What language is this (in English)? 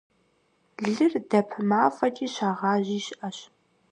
Kabardian